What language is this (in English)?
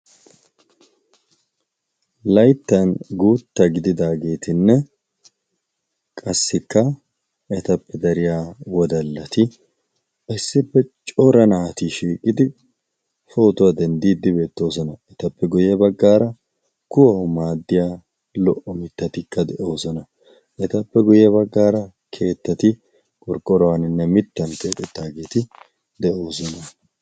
Wolaytta